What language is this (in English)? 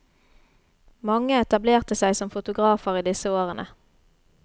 Norwegian